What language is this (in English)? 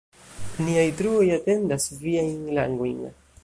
Esperanto